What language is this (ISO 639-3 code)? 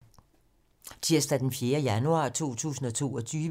dan